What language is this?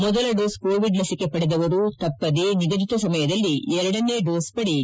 Kannada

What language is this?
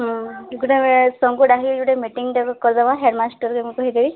Odia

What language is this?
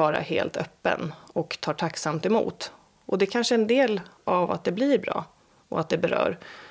Swedish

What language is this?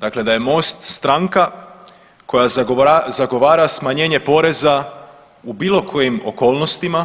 Croatian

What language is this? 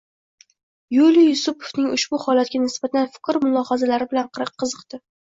Uzbek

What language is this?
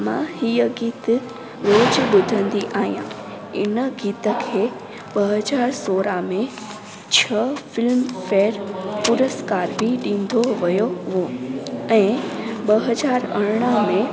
Sindhi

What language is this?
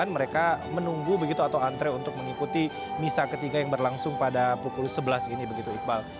Indonesian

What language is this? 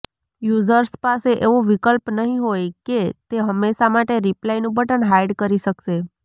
Gujarati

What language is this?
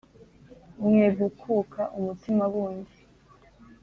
Kinyarwanda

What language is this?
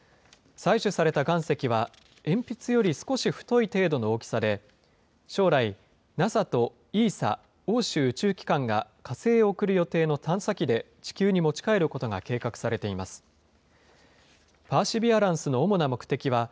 Japanese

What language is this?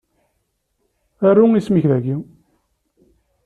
Kabyle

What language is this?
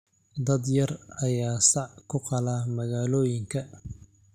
Somali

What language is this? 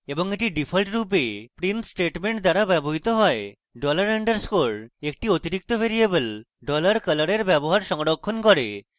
Bangla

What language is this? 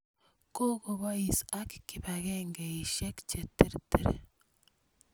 Kalenjin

